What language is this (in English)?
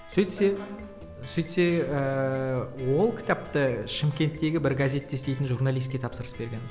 Kazakh